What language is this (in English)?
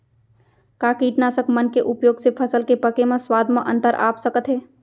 Chhattisgarhi